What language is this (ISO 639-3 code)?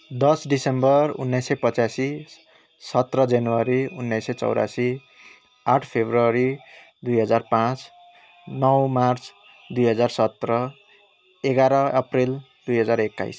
nep